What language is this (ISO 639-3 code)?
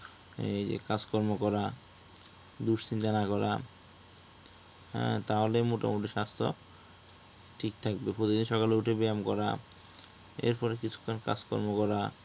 ben